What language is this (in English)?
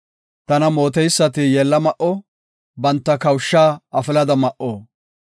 Gofa